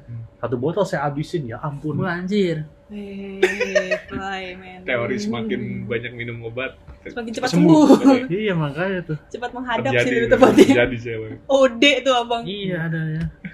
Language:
Indonesian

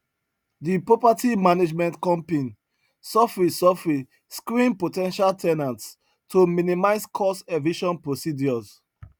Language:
Nigerian Pidgin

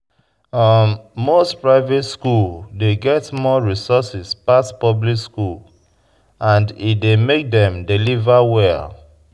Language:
Nigerian Pidgin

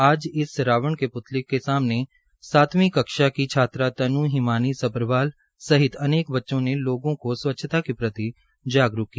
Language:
Hindi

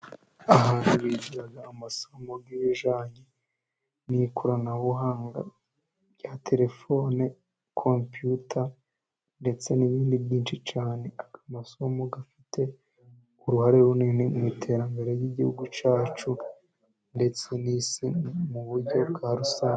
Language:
Kinyarwanda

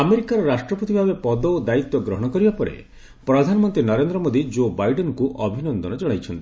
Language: Odia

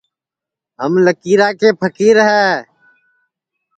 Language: Sansi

